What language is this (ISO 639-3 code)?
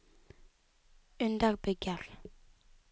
nor